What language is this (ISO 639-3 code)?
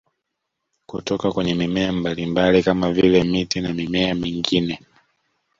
swa